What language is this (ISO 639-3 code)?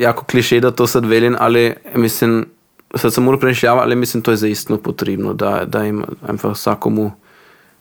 hrv